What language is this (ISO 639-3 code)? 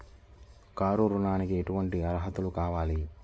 tel